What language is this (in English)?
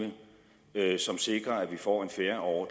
Danish